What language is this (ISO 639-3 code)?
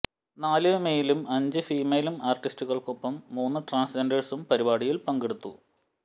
mal